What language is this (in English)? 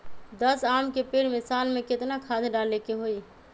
Magahi